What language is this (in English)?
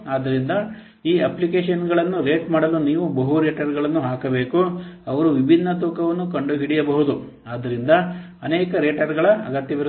Kannada